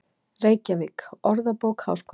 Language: Icelandic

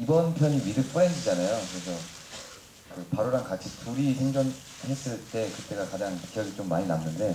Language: Korean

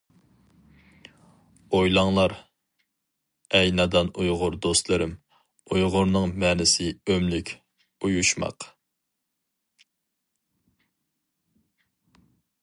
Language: Uyghur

